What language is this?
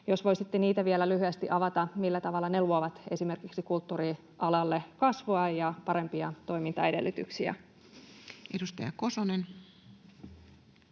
Finnish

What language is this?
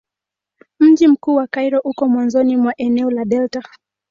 Swahili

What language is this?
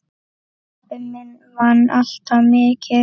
Icelandic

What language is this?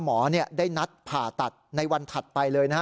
Thai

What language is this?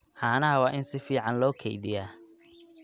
Somali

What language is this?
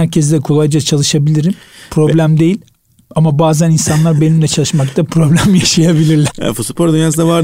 Turkish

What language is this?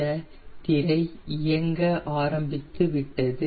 Tamil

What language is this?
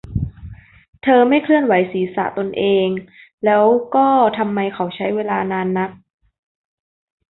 Thai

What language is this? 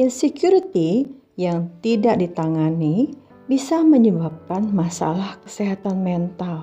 Indonesian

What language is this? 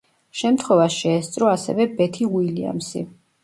Georgian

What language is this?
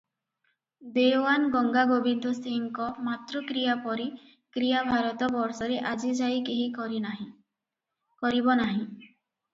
Odia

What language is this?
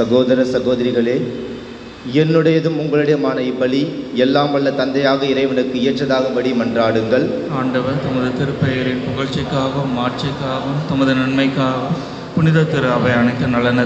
Hindi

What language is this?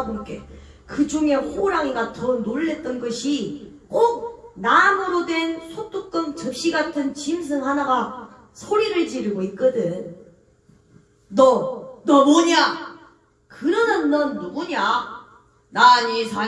Korean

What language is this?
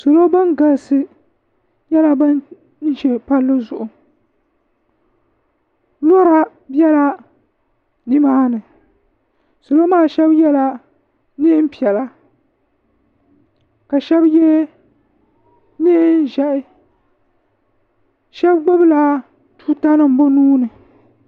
Dagbani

